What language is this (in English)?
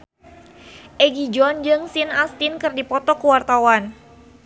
Sundanese